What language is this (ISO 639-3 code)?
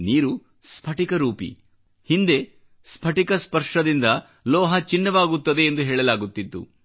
kan